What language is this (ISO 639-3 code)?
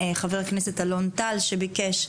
heb